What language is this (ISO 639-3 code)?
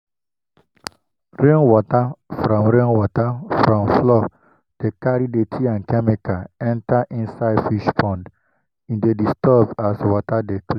pcm